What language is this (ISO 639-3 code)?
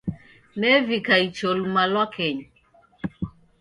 dav